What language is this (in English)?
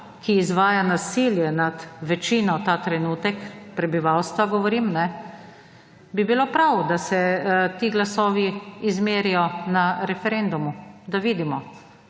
Slovenian